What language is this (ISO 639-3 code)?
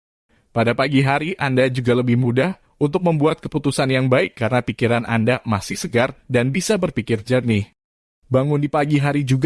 ind